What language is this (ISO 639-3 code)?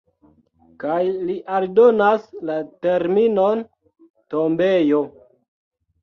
epo